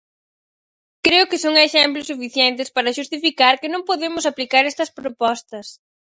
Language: Galician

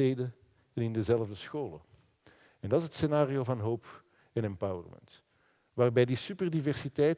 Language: Dutch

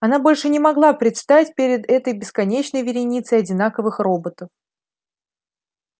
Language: Russian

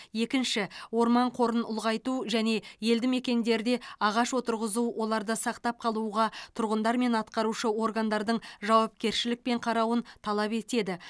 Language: Kazakh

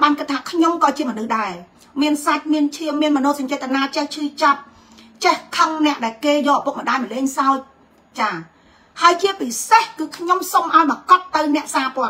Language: Vietnamese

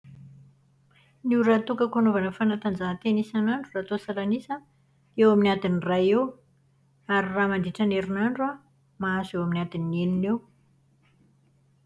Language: Malagasy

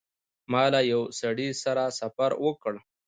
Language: Pashto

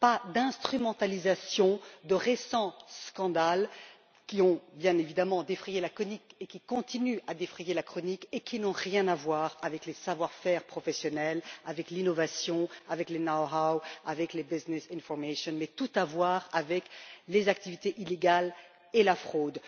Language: French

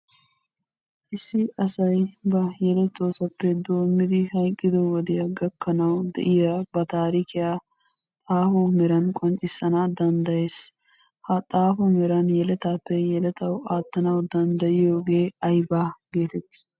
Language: Wolaytta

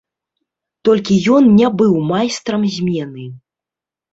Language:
Belarusian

